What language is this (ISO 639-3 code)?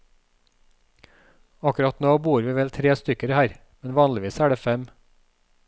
nor